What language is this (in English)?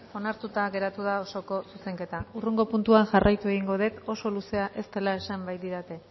Basque